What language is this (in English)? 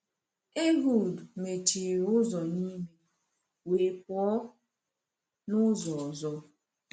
Igbo